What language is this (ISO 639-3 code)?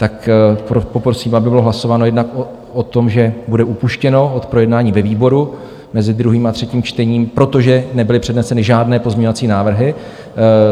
ces